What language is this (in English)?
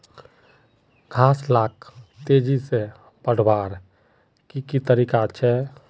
Magahi